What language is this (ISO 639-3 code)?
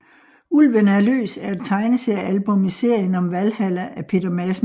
dan